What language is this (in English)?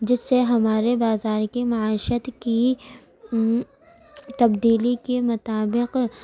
Urdu